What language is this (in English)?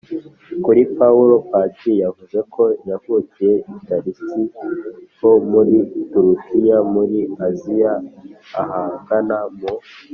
Kinyarwanda